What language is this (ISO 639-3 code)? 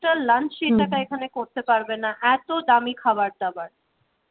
ben